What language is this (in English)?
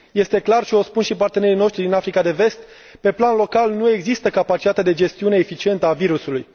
Romanian